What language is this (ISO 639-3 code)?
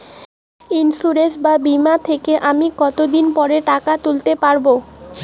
ben